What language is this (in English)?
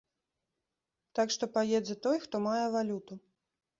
Belarusian